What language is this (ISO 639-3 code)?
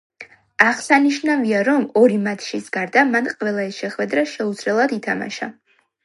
kat